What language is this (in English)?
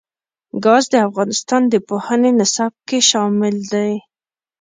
Pashto